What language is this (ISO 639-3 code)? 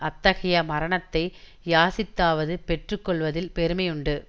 tam